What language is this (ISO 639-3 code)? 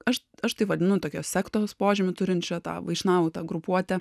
lit